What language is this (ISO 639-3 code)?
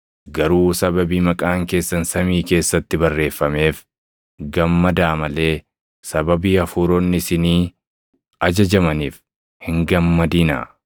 orm